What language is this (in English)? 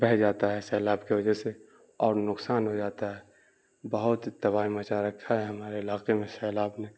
Urdu